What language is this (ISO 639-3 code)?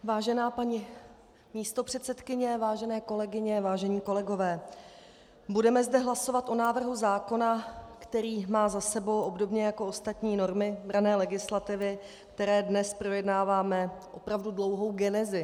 ces